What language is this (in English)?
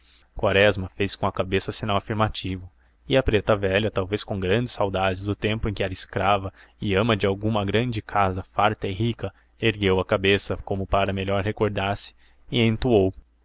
Portuguese